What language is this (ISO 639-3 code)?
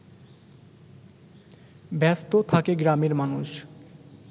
ben